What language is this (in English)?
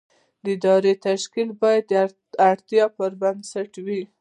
Pashto